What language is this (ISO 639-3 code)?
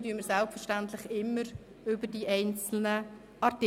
gsw